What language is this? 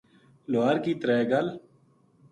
Gujari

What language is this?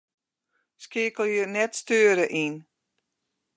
Western Frisian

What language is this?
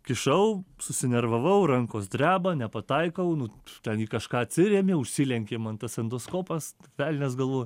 Lithuanian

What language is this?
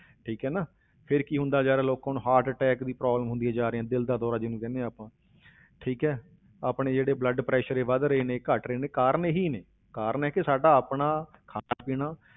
Punjabi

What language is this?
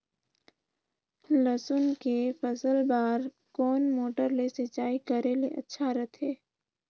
Chhattisgarhi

